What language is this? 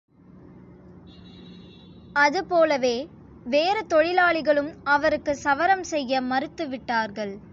Tamil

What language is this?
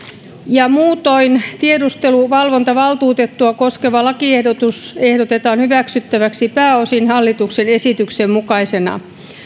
Finnish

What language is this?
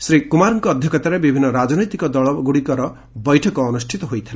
Odia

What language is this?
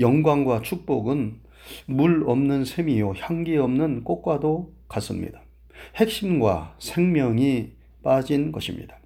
Korean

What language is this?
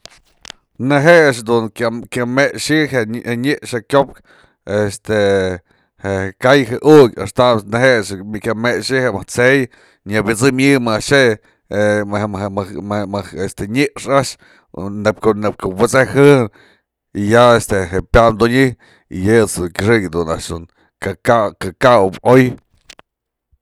Mazatlán Mixe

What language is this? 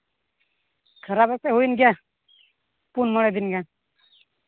Santali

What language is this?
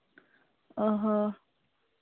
Santali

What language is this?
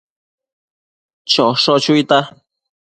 Matsés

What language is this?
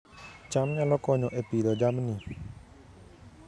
Luo (Kenya and Tanzania)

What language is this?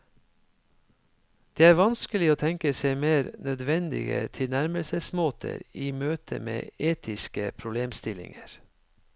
Norwegian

